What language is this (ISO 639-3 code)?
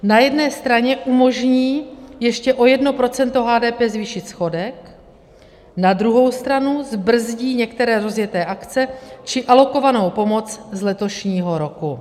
ces